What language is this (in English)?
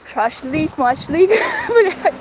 Russian